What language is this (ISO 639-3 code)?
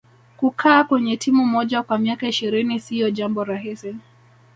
swa